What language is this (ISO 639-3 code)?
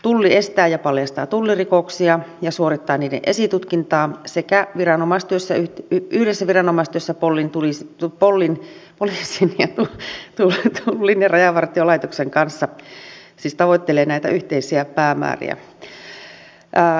fin